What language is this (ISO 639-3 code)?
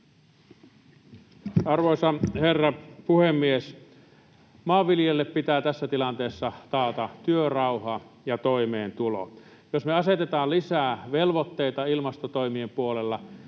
fin